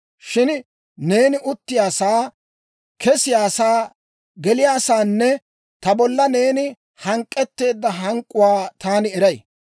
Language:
Dawro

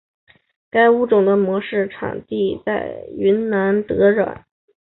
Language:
Chinese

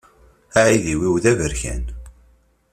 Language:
Kabyle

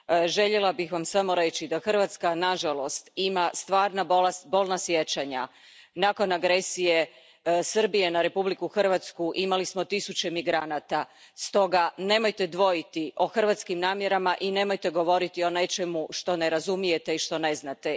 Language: Croatian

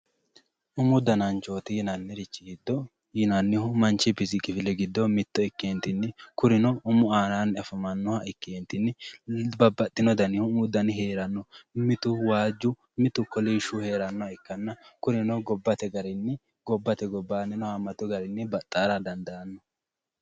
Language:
Sidamo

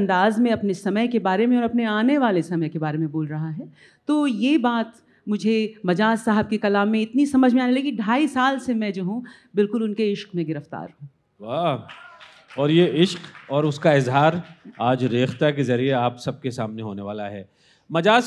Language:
Urdu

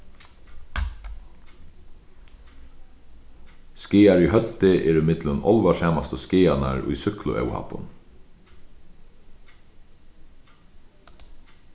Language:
Faroese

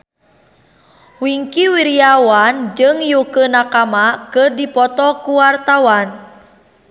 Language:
Sundanese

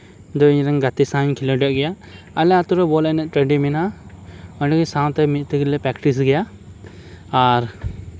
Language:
Santali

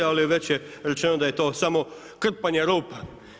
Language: Croatian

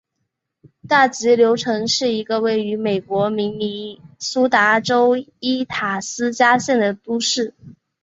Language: Chinese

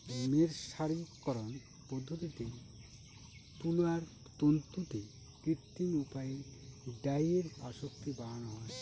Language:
Bangla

